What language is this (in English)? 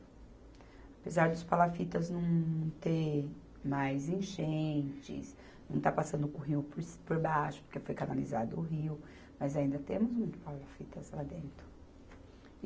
Portuguese